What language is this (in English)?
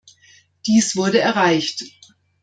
German